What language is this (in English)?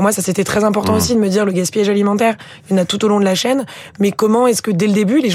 French